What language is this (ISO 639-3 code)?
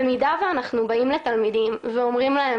heb